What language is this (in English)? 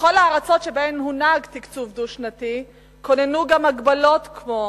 Hebrew